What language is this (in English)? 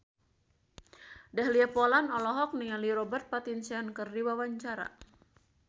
Sundanese